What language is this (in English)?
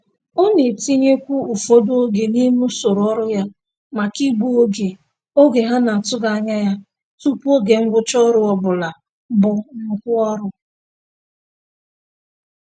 Igbo